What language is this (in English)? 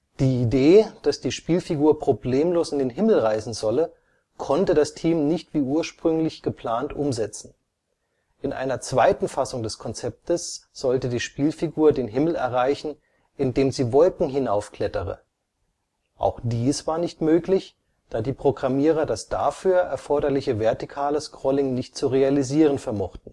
German